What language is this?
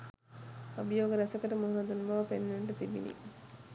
Sinhala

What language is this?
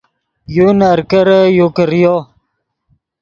Yidgha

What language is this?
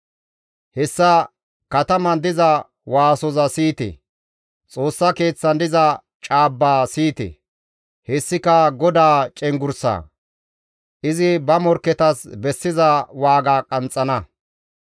Gamo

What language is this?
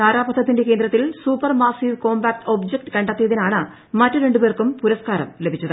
Malayalam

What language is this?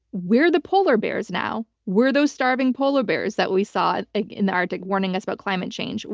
English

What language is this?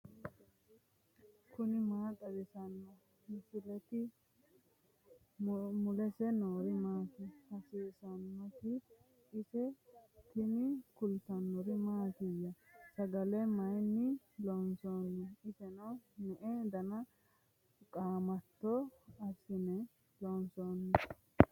Sidamo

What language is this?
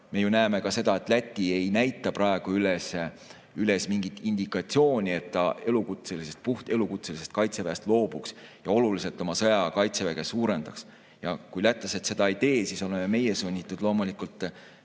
Estonian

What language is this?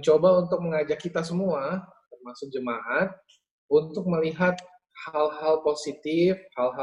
Indonesian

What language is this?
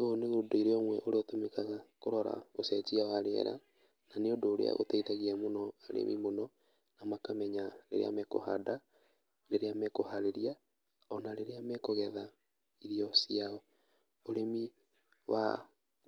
Kikuyu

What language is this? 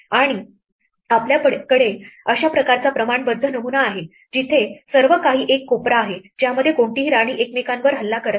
Marathi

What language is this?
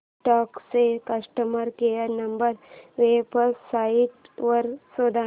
Marathi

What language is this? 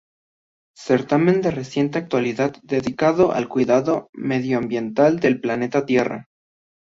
Spanish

